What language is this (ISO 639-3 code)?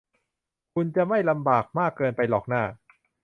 tha